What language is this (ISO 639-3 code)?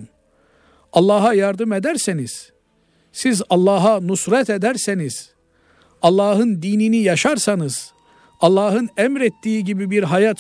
tur